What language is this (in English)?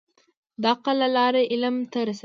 Pashto